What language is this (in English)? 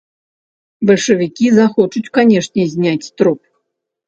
Belarusian